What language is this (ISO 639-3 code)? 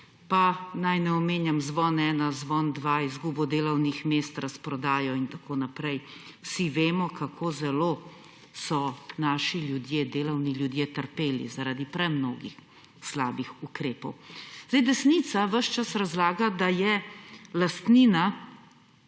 slv